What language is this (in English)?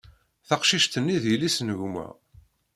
Kabyle